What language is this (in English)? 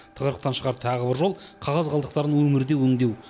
Kazakh